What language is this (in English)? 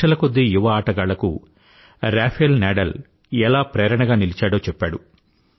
Telugu